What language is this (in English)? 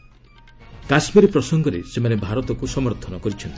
Odia